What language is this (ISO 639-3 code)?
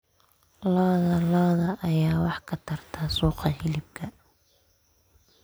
som